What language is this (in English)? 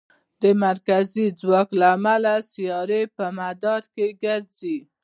Pashto